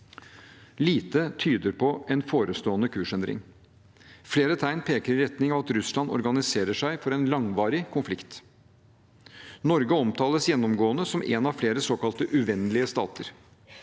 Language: Norwegian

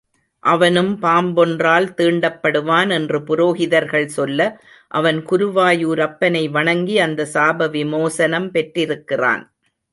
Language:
Tamil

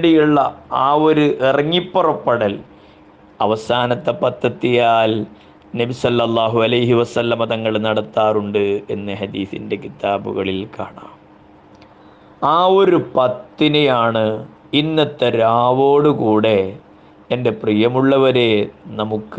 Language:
Malayalam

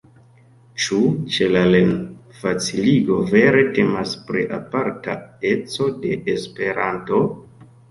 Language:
Esperanto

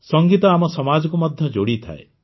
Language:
Odia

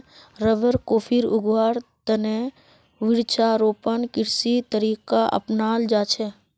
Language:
Magahi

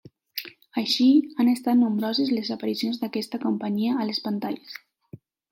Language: Catalan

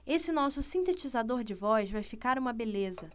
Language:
Portuguese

